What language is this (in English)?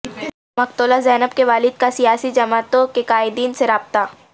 Urdu